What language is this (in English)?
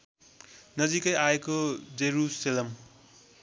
Nepali